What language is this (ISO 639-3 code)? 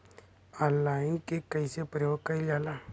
bho